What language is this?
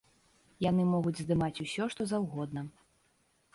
Belarusian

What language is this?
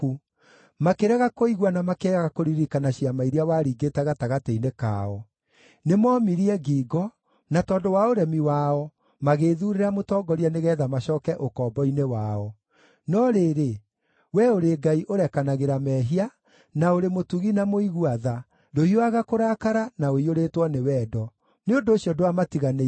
Kikuyu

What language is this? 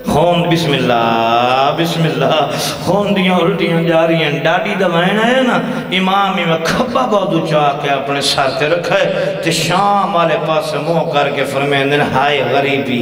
Arabic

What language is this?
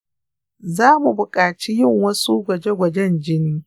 Hausa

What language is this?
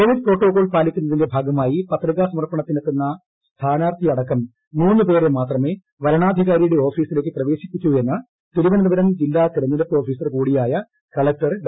Malayalam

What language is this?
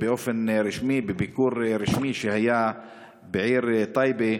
Hebrew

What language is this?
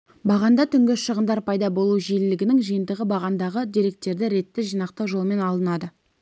Kazakh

